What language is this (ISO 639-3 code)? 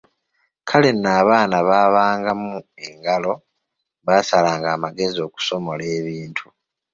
lug